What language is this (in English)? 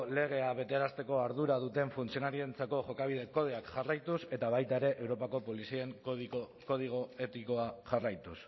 Basque